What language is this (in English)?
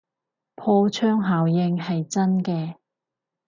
Cantonese